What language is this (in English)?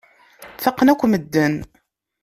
Kabyle